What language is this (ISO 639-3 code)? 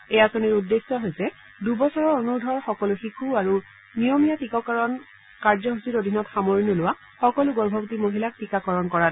asm